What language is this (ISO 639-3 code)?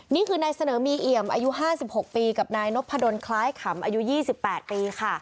tha